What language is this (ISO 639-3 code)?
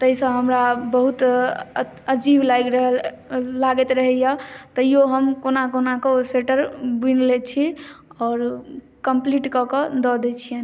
mai